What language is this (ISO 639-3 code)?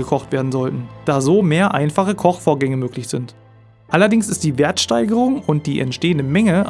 deu